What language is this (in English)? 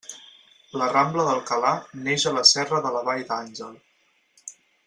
Catalan